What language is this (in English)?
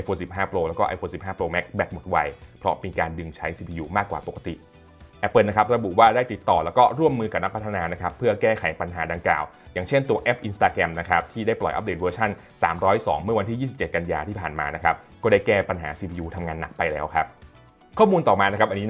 Thai